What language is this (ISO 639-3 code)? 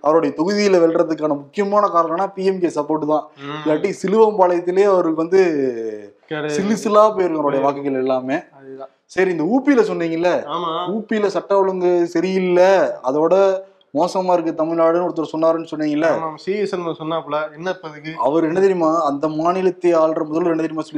tam